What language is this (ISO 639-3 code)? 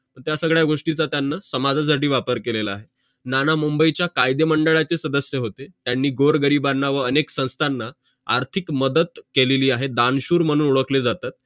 mar